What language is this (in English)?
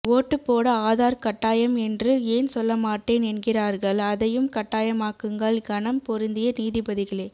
Tamil